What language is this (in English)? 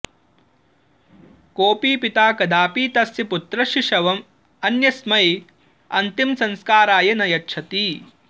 Sanskrit